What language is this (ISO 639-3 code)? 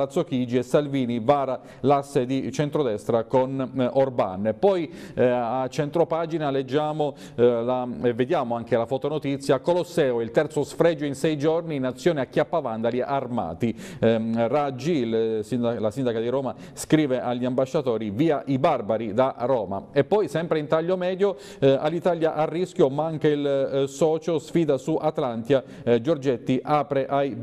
ita